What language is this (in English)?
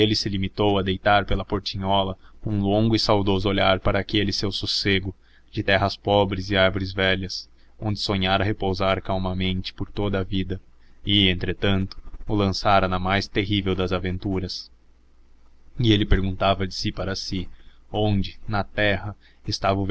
Portuguese